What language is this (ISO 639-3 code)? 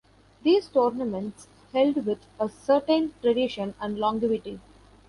eng